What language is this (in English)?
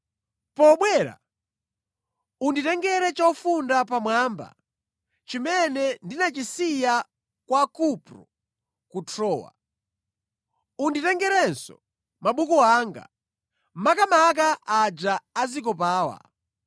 Nyanja